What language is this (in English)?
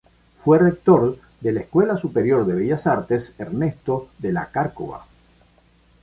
Spanish